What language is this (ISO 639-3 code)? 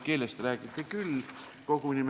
est